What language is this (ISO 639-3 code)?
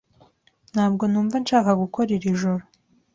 kin